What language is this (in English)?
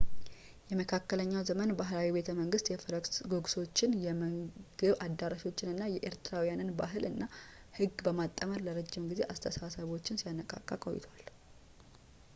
Amharic